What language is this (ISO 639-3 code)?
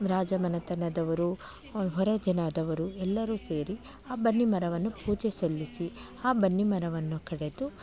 kan